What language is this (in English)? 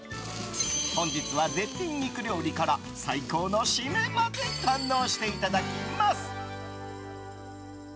Japanese